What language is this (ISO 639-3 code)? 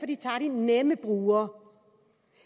dan